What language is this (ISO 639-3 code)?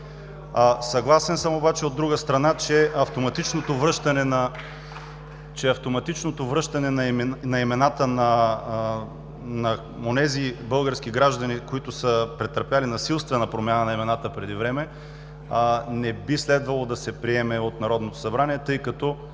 bul